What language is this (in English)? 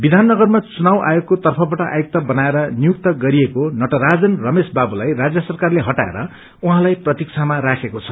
Nepali